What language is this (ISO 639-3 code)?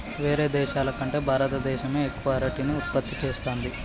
tel